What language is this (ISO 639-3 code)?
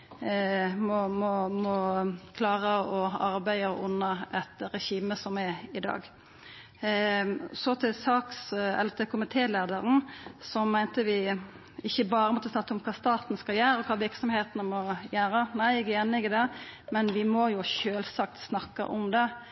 nno